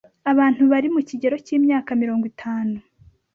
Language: Kinyarwanda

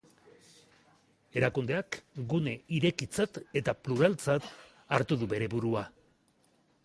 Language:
Basque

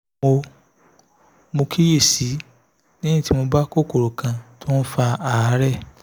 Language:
Yoruba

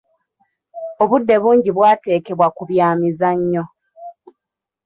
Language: Ganda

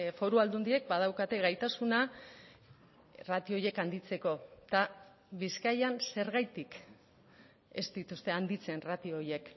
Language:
Basque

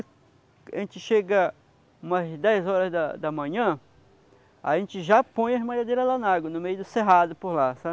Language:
Portuguese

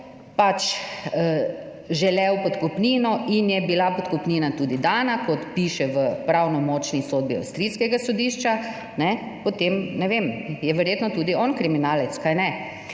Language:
Slovenian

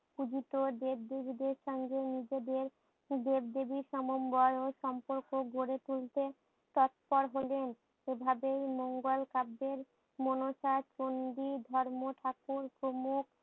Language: Bangla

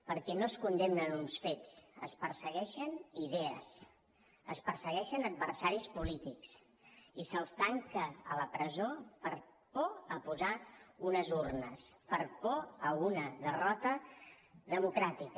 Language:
Catalan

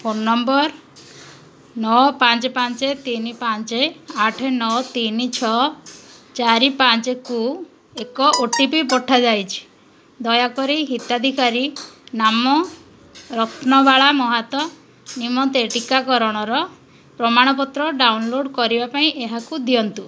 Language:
Odia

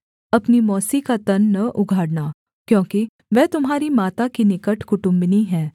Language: Hindi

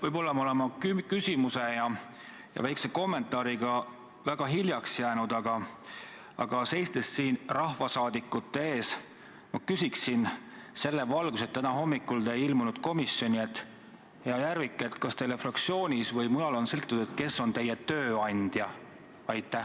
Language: Estonian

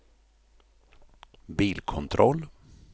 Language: Swedish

